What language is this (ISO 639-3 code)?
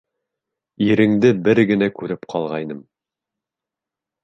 bak